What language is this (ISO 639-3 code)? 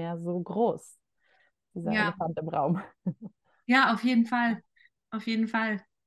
deu